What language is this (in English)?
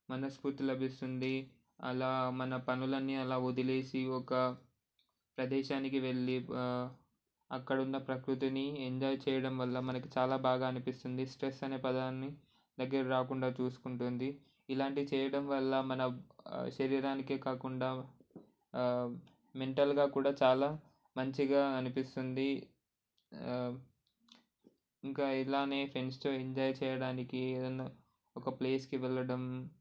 Telugu